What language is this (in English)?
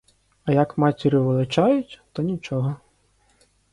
Ukrainian